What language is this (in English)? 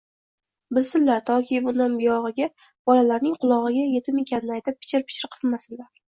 Uzbek